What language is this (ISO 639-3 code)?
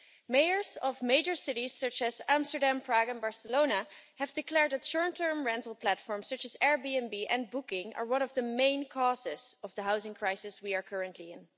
eng